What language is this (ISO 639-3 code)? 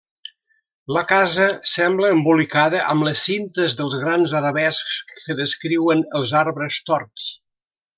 cat